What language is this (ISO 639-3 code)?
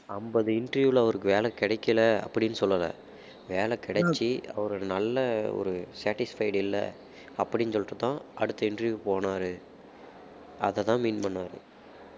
tam